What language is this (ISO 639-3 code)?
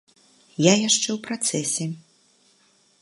bel